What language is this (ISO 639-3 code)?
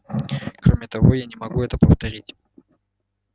rus